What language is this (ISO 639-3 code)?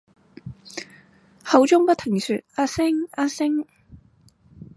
yue